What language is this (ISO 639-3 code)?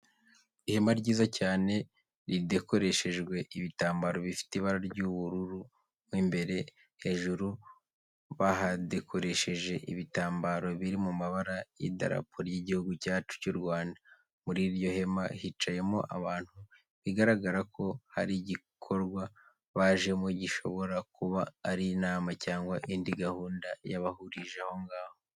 kin